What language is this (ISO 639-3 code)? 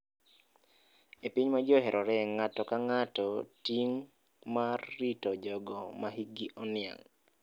luo